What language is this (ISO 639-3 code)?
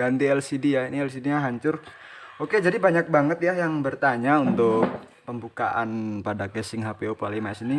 ind